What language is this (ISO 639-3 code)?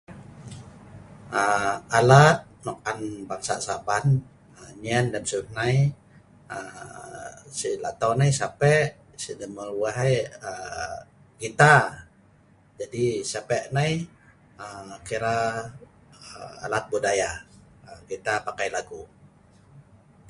snv